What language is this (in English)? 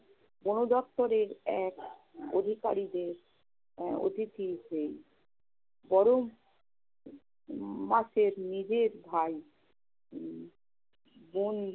Bangla